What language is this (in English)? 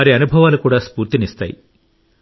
Telugu